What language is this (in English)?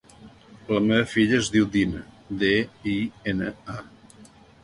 Catalan